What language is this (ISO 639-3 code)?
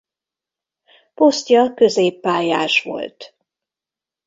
hun